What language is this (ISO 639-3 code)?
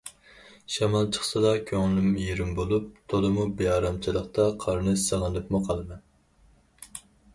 uig